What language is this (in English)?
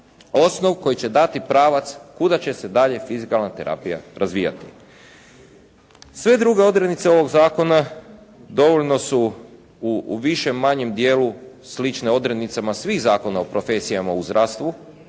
Croatian